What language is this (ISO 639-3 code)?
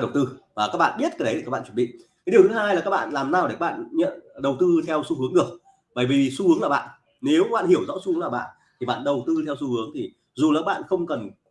vie